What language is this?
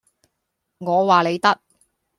Cantonese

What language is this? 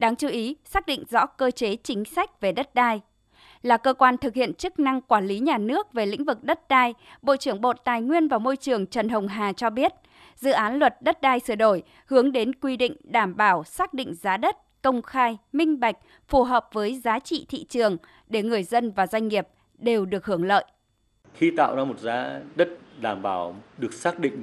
Vietnamese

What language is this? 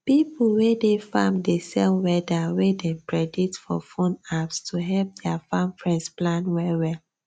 Nigerian Pidgin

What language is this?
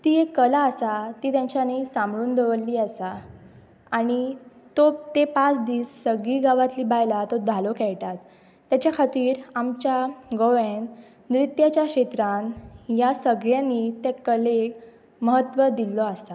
Konkani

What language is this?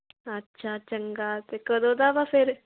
Punjabi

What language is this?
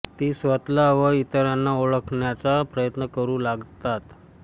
Marathi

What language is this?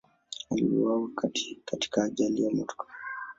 Swahili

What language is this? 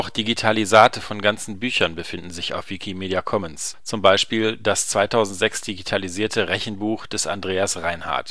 German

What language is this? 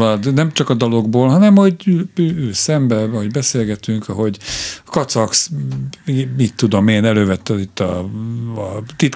Hungarian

